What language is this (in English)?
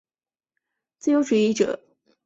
Chinese